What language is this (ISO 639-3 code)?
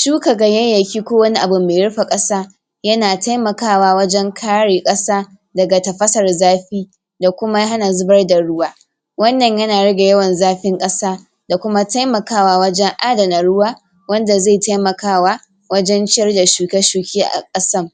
hau